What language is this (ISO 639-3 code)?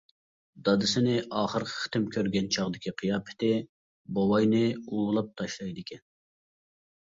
uig